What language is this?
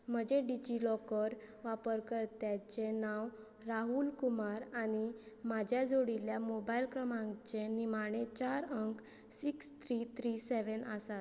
Konkani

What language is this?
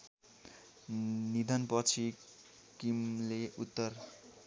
Nepali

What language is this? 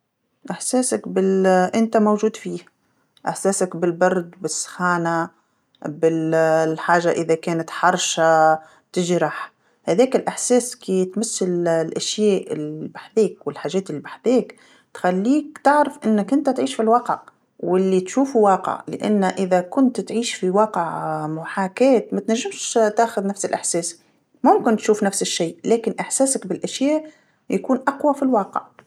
Tunisian Arabic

